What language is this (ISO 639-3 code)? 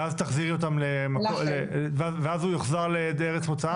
heb